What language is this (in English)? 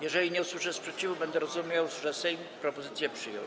Polish